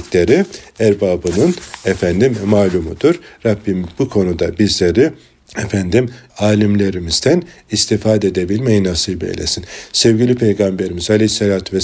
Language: Turkish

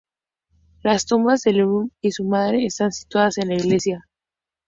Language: Spanish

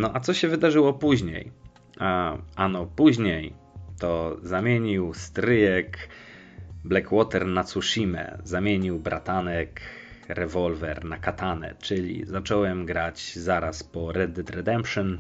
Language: Polish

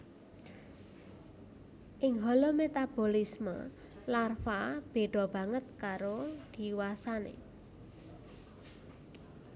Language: Javanese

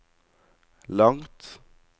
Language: Norwegian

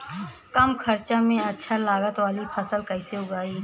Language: Bhojpuri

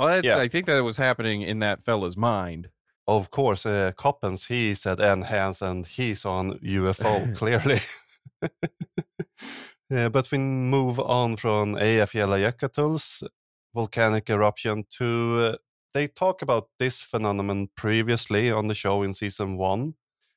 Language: English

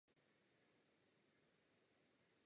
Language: Czech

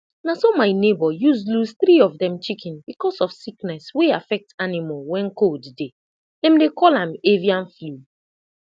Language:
Nigerian Pidgin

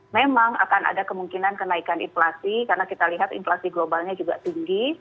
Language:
Indonesian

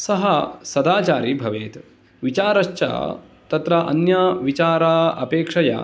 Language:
Sanskrit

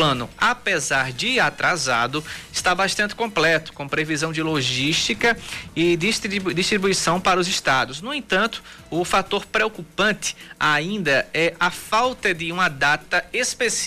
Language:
Portuguese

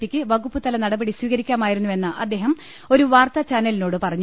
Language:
Malayalam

